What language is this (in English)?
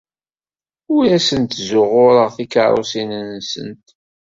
Kabyle